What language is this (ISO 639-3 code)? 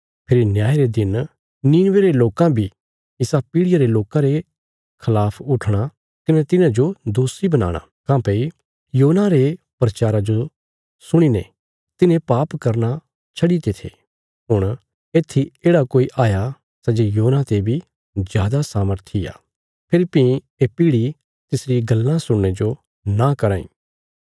kfs